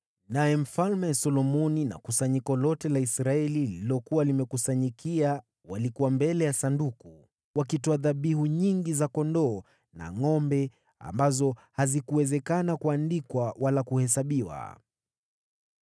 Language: Swahili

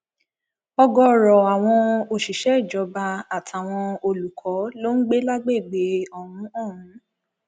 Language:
Yoruba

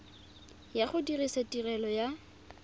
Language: Tswana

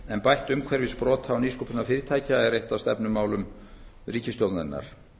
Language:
Icelandic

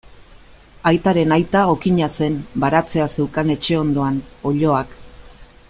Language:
Basque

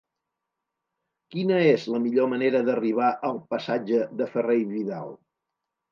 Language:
Catalan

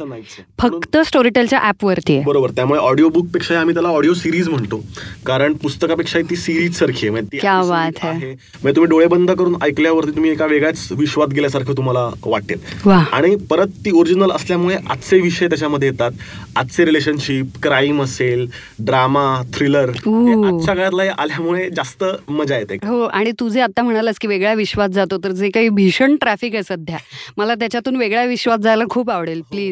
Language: Marathi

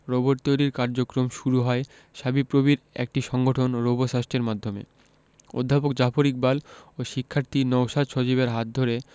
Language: Bangla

